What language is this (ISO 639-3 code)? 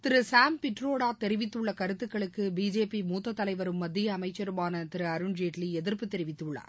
tam